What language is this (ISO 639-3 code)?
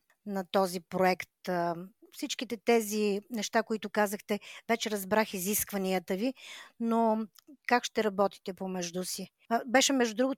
bul